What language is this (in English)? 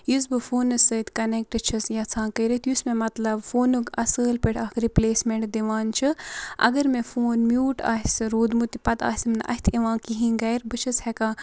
Kashmiri